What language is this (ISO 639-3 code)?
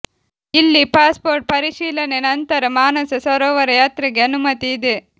kan